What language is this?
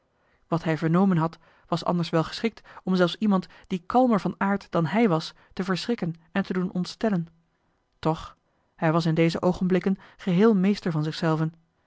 Dutch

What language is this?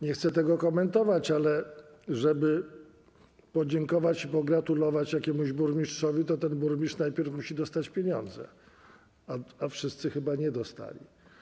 Polish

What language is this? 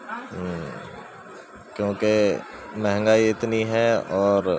Urdu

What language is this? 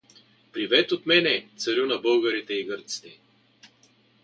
Bulgarian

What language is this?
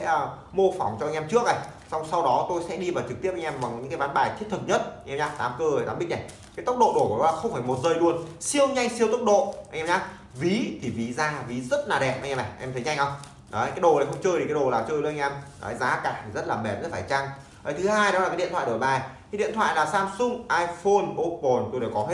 Vietnamese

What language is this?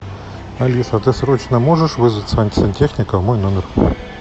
Russian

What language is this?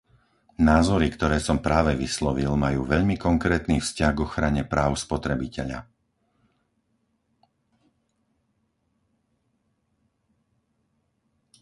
Slovak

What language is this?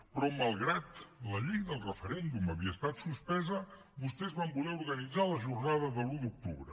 Catalan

